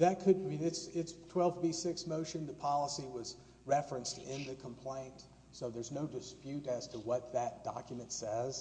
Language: English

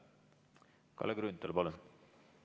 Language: Estonian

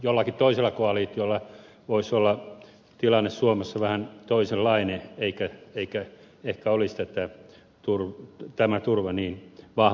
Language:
Finnish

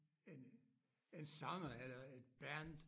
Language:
Danish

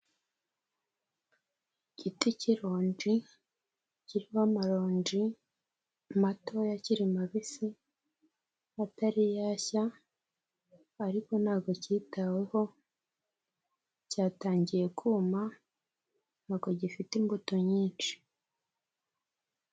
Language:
Kinyarwanda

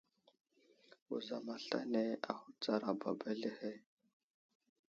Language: Wuzlam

